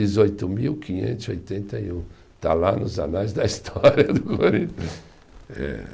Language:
Portuguese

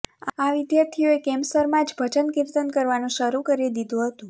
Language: Gujarati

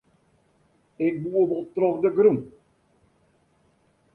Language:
Western Frisian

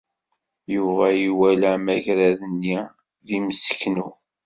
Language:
Kabyle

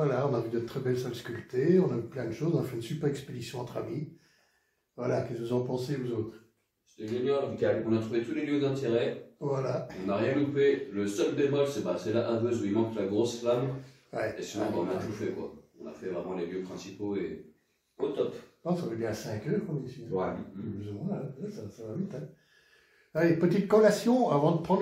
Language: French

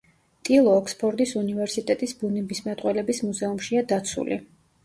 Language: Georgian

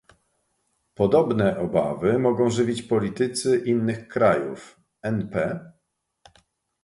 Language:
Polish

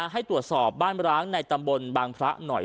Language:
Thai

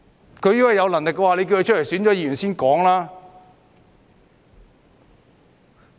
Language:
Cantonese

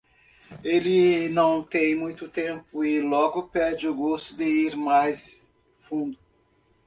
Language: Portuguese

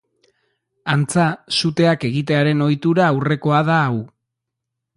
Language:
Basque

